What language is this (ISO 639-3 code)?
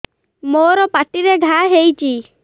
ori